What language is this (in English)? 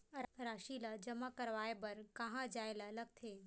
Chhattisgarhi